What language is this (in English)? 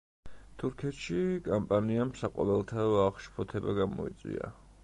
Georgian